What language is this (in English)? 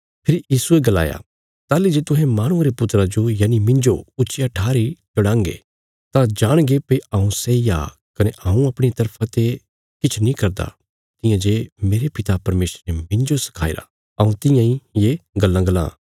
Bilaspuri